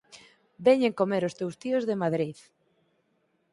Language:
Galician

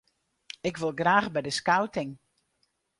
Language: Western Frisian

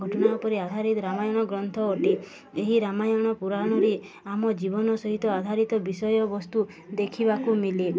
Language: Odia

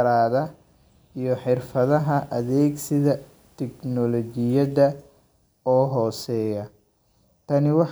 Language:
Somali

